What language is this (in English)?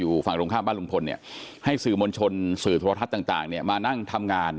Thai